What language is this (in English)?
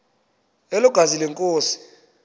Xhosa